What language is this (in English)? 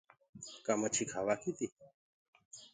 Gurgula